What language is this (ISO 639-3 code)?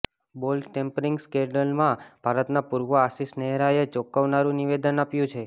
guj